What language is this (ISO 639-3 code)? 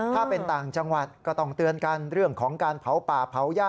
tha